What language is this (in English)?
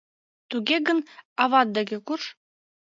Mari